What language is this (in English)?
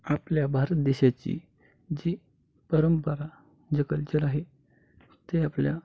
Marathi